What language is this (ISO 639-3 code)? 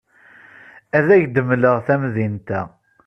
kab